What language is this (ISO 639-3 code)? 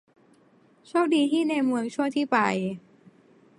tha